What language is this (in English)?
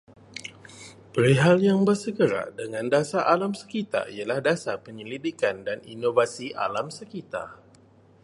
Malay